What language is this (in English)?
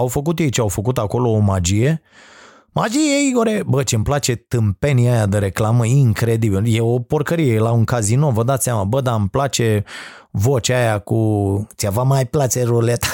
Romanian